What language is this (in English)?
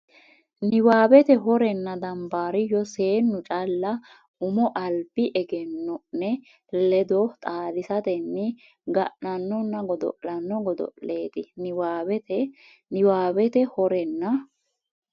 Sidamo